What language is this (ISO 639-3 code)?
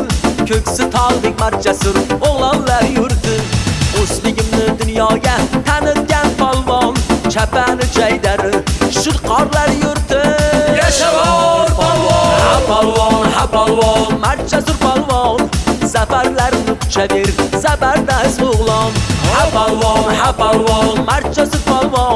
tur